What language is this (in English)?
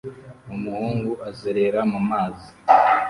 Kinyarwanda